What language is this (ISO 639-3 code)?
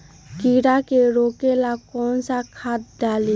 mag